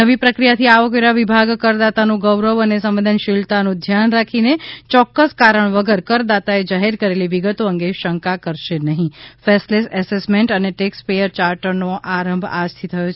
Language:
Gujarati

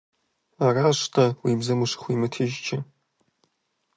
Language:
Kabardian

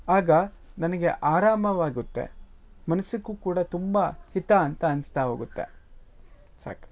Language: Kannada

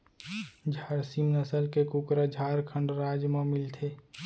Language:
Chhattisgarhi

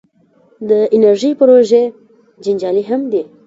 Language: Pashto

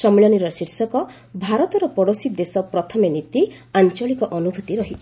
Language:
Odia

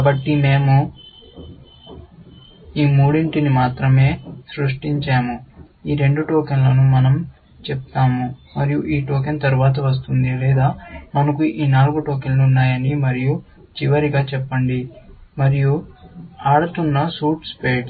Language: Telugu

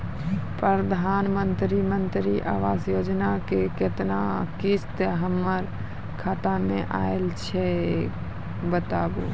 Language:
Maithili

